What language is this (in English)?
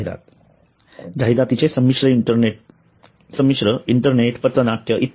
Marathi